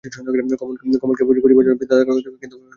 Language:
Bangla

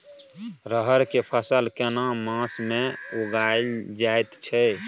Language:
Maithili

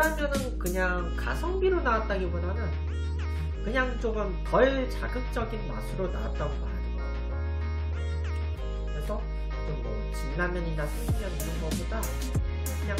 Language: Korean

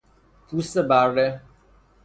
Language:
Persian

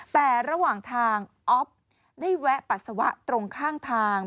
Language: Thai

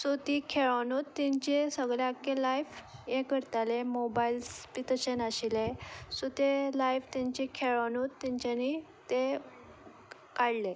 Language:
Konkani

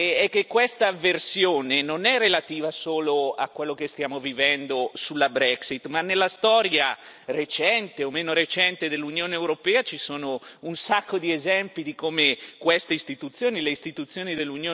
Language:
Italian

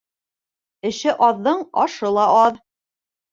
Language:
Bashkir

